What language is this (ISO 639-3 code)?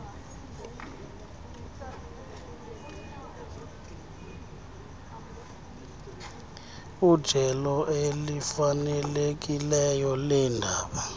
xho